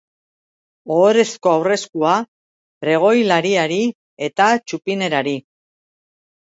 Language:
Basque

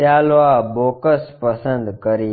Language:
Gujarati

